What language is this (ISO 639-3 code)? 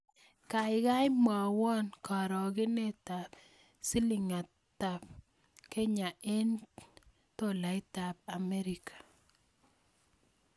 kln